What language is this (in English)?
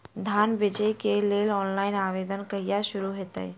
Maithili